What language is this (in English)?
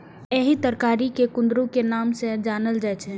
Maithili